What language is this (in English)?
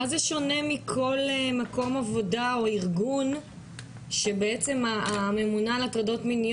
Hebrew